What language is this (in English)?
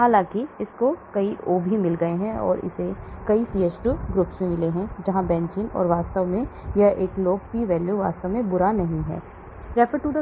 Hindi